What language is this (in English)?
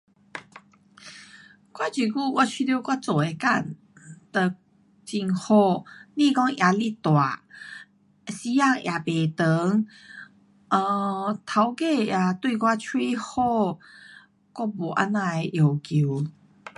Pu-Xian Chinese